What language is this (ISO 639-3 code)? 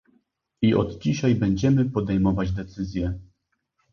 pol